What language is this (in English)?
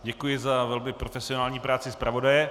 Czech